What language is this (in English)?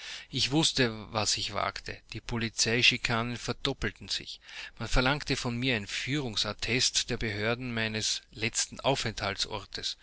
German